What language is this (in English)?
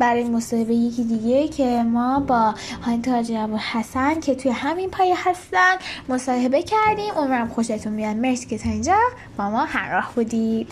Persian